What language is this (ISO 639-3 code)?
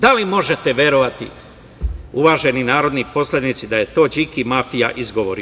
srp